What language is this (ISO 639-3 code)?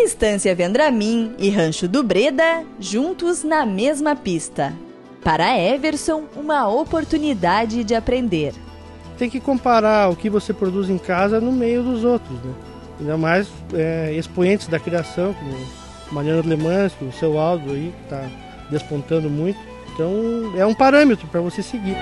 por